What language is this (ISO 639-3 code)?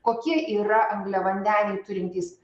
lit